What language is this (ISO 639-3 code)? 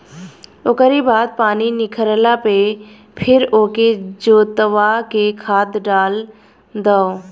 bho